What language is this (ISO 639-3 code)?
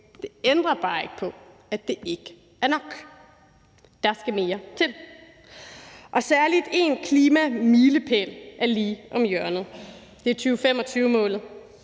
dan